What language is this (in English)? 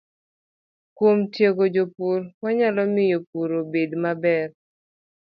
Luo (Kenya and Tanzania)